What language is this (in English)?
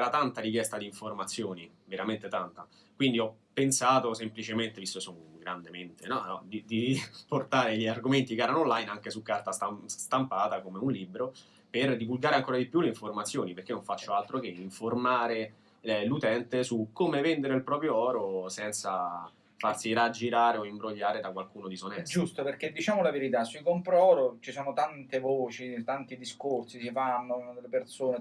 Italian